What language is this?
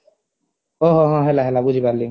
Odia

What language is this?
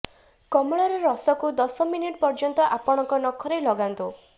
Odia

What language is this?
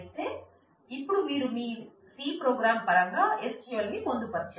Telugu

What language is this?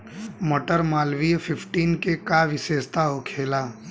Bhojpuri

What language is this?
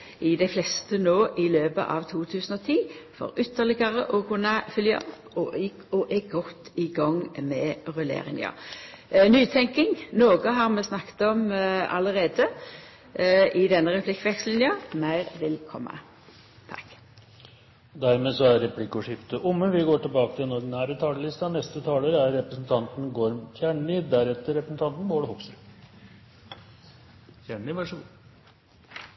Norwegian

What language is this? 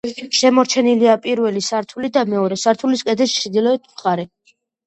Georgian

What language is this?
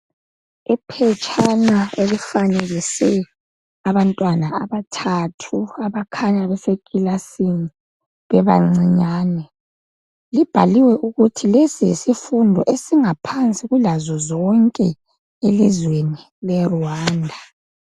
North Ndebele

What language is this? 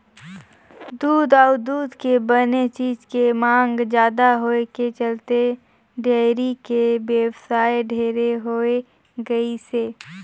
Chhattisgarhi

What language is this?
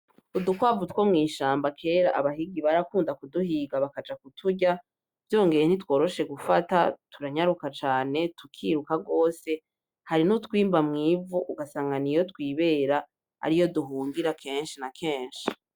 Rundi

